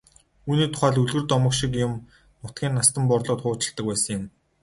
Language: Mongolian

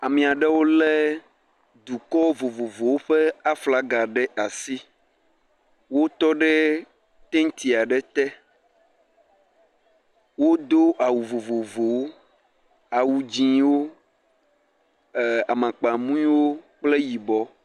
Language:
Ewe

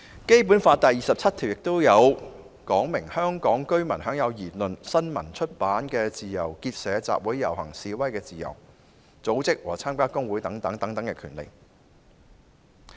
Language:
Cantonese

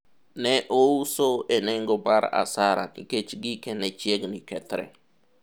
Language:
Luo (Kenya and Tanzania)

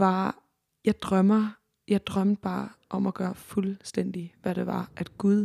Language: Danish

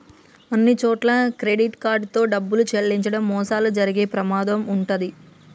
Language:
Telugu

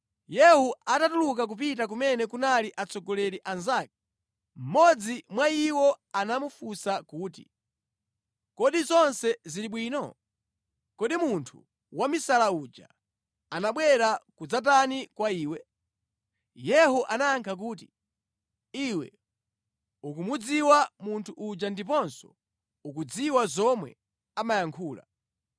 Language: Nyanja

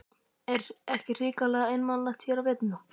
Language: Icelandic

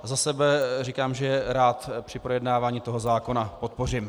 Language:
Czech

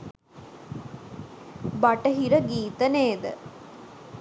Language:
Sinhala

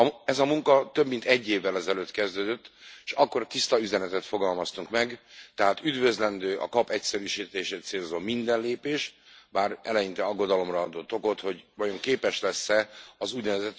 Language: Hungarian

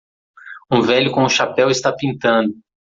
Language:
Portuguese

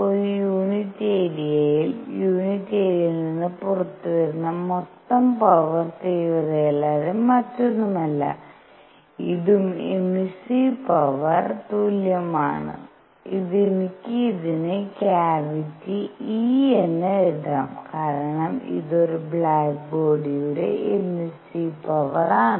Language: Malayalam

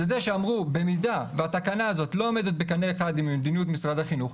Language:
Hebrew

